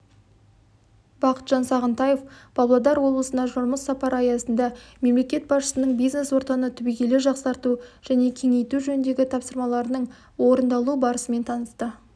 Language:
Kazakh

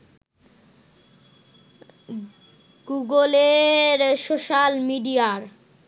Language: Bangla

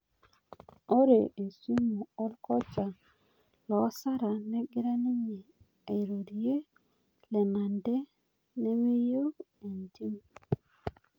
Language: Masai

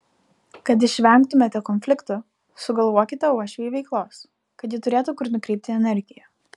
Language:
Lithuanian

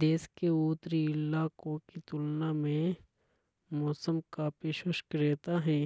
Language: Hadothi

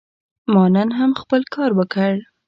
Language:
Pashto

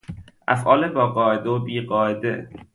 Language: Persian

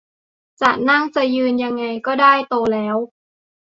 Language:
Thai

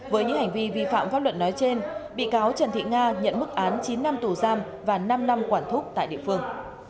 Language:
Vietnamese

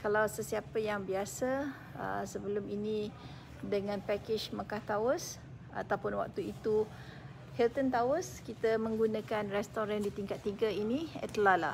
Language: Malay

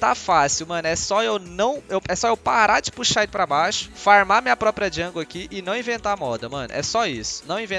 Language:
Portuguese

